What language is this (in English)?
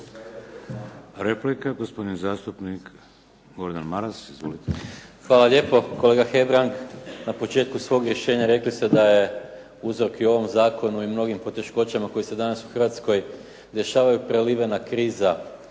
Croatian